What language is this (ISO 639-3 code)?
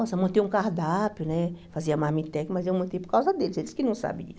por